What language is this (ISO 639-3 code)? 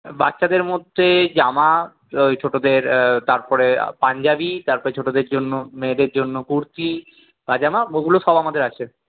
ben